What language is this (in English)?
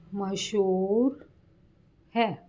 Punjabi